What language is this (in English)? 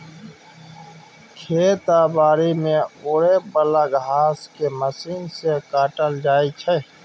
Maithili